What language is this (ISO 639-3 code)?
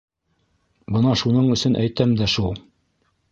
bak